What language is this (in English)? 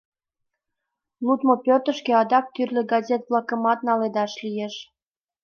Mari